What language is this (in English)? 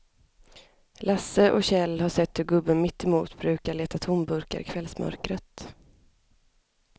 Swedish